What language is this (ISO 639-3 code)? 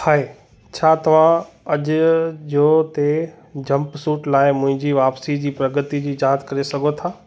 snd